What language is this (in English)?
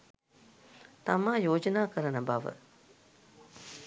Sinhala